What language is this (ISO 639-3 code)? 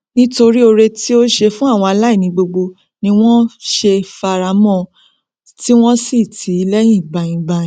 yor